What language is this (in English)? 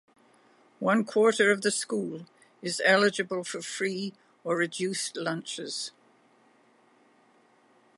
English